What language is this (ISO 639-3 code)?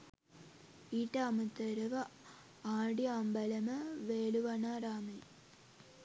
sin